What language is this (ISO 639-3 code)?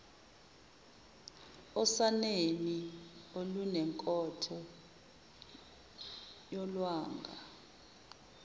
zul